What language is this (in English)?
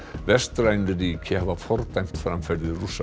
Icelandic